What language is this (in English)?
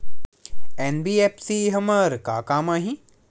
Chhattisgarhi